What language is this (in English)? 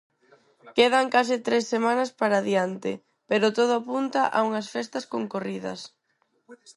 Galician